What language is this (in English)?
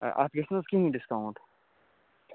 Kashmiri